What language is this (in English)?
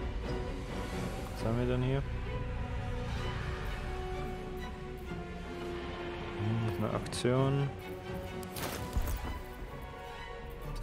German